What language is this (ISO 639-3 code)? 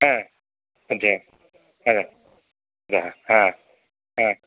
san